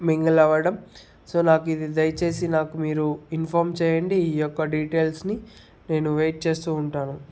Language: Telugu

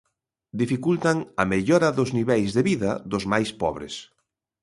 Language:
Galician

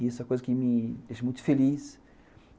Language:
Portuguese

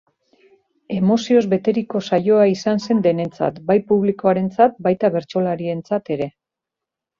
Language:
Basque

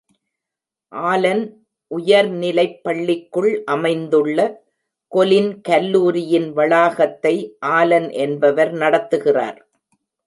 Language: Tamil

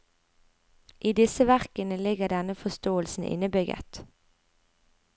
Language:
Norwegian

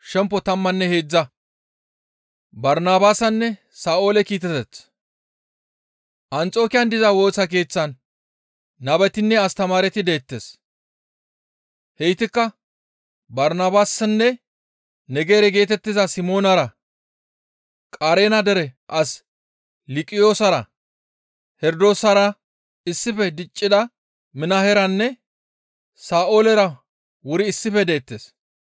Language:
Gamo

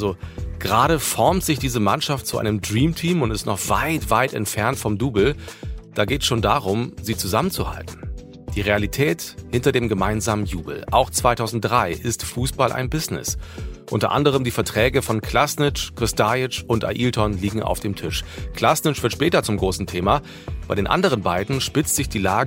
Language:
German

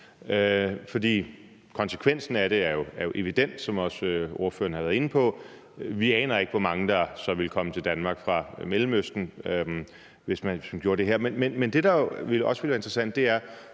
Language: Danish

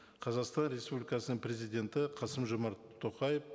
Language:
Kazakh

